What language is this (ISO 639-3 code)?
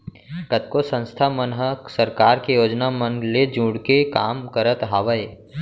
hne